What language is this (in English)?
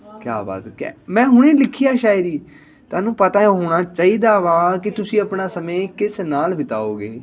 Punjabi